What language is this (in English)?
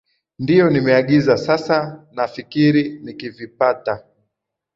Swahili